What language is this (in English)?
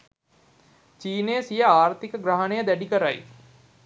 Sinhala